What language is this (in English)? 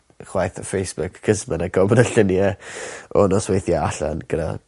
Welsh